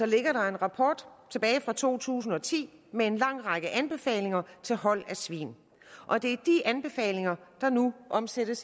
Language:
Danish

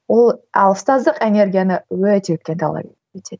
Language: Kazakh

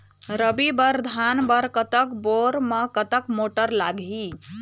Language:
Chhattisgarhi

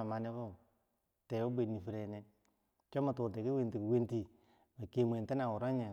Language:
Bangwinji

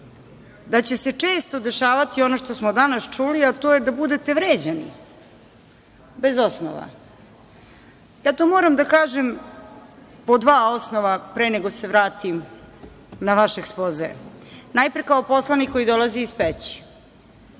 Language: Serbian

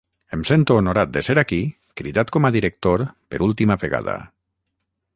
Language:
Catalan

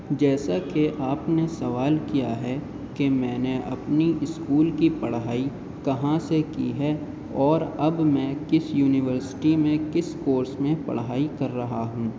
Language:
Urdu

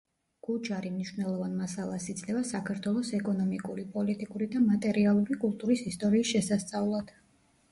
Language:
Georgian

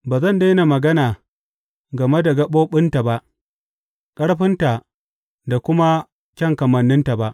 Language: Hausa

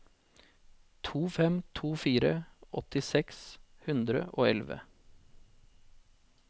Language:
Norwegian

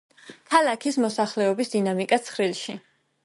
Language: Georgian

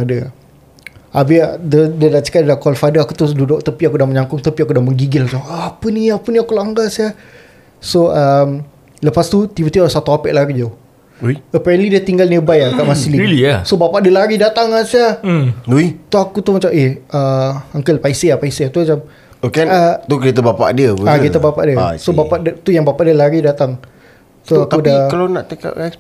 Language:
Malay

